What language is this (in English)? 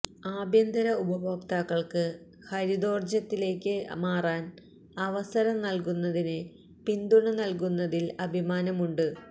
Malayalam